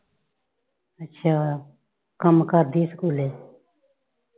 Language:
Punjabi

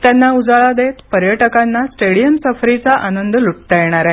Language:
Marathi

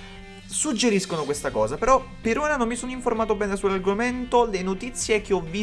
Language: Italian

